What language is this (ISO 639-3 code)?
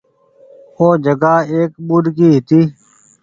gig